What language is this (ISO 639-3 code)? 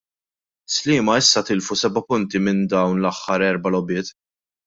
mlt